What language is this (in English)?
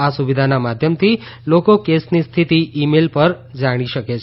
Gujarati